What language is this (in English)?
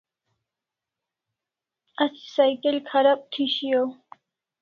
Kalasha